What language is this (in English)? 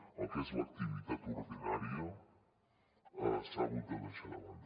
Catalan